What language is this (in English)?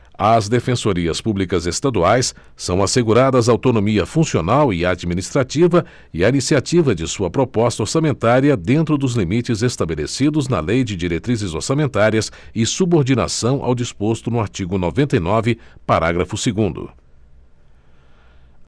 Portuguese